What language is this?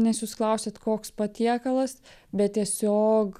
Lithuanian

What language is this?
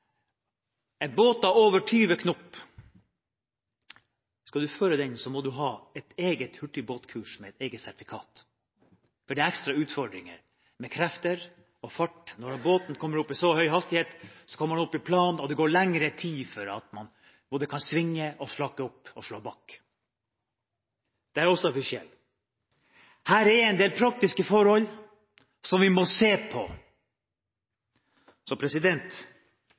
Norwegian Bokmål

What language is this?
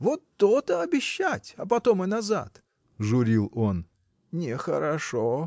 Russian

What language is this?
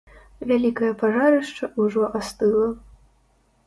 Belarusian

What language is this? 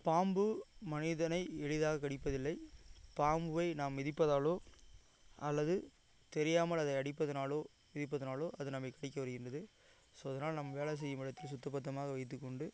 Tamil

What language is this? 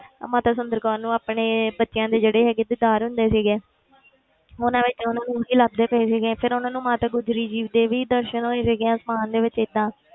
Punjabi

